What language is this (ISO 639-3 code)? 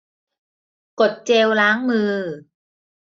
tha